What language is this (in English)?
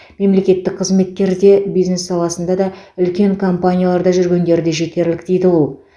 Kazakh